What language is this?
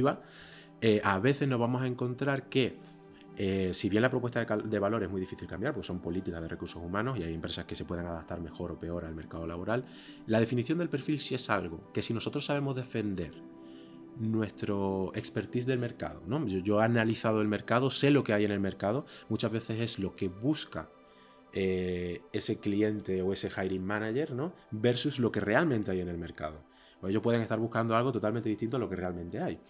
Spanish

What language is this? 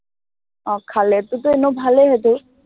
Assamese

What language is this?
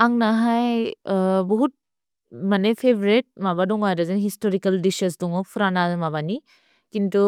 Bodo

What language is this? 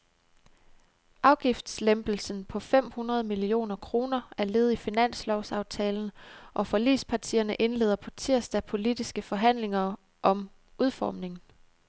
Danish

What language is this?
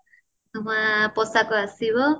Odia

